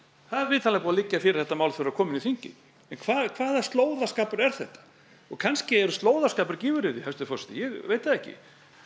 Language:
Icelandic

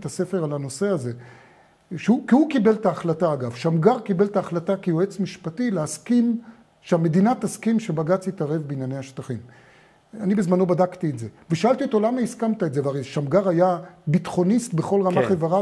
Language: Hebrew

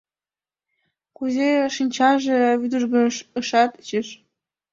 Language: Mari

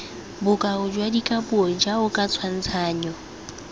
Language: Tswana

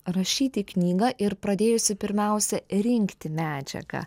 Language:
Lithuanian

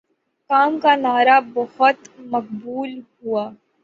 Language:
Urdu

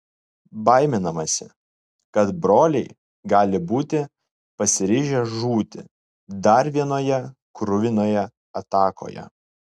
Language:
Lithuanian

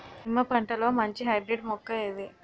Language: Telugu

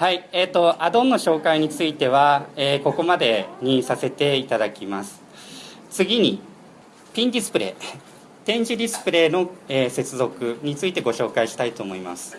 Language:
Japanese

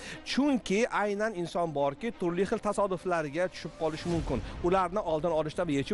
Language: Turkish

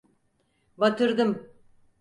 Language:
Turkish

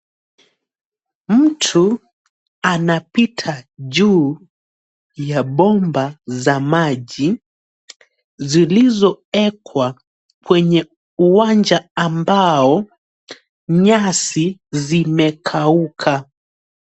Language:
Swahili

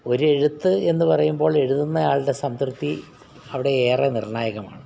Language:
Malayalam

